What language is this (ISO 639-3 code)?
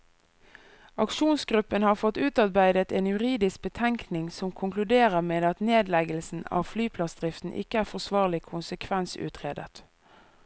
nor